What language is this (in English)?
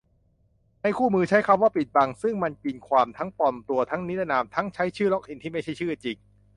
Thai